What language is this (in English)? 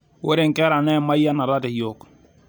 Masai